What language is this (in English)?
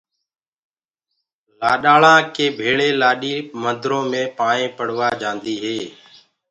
Gurgula